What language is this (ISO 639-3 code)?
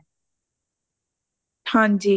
pan